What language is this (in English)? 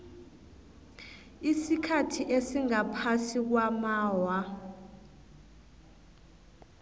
South Ndebele